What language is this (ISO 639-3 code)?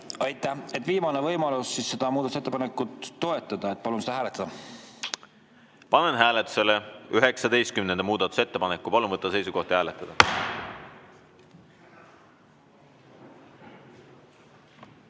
est